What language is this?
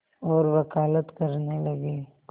Hindi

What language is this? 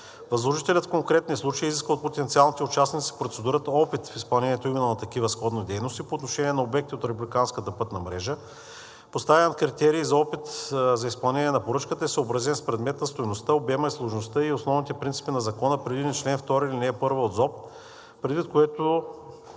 Bulgarian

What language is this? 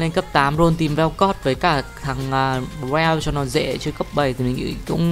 Vietnamese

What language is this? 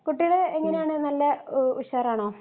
Malayalam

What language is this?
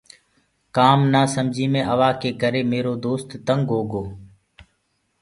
Gurgula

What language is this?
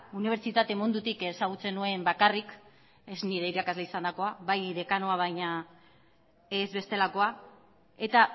Basque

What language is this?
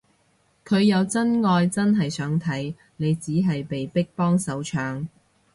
Cantonese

